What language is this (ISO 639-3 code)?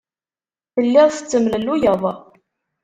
kab